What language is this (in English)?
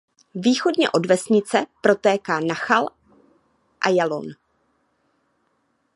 Czech